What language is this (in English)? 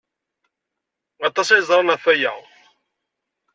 Kabyle